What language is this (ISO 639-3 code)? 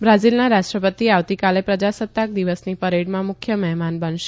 guj